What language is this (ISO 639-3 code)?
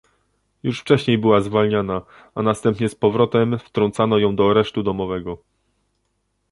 pol